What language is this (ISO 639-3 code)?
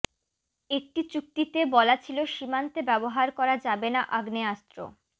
ben